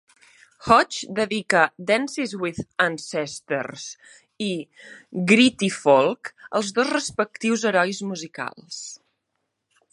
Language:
Catalan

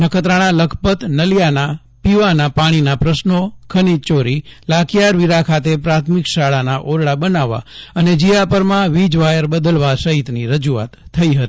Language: Gujarati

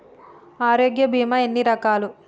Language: Telugu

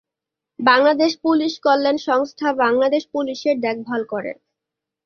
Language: Bangla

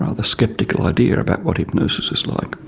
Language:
English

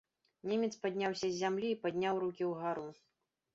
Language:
Belarusian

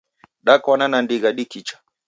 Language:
Taita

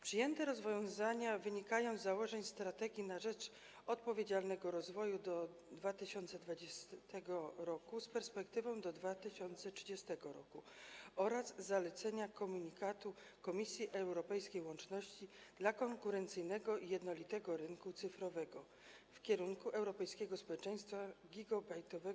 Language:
Polish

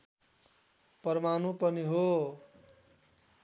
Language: Nepali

